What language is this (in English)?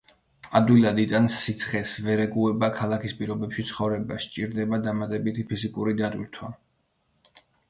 Georgian